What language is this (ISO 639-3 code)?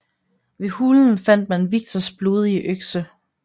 dan